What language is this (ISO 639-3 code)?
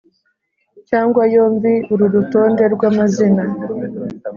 kin